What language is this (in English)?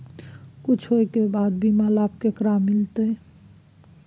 Maithili